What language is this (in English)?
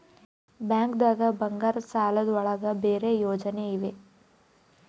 Kannada